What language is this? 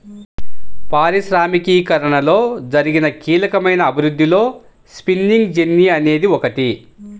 Telugu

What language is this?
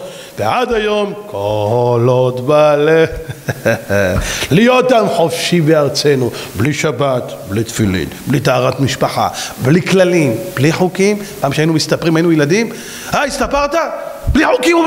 Hebrew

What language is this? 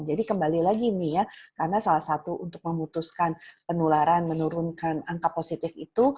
Indonesian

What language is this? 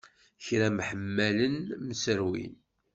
Kabyle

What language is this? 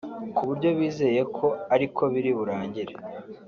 Kinyarwanda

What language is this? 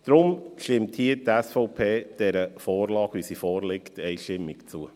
Swiss German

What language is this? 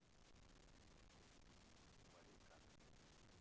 Russian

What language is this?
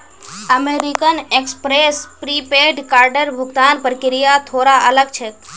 Magahi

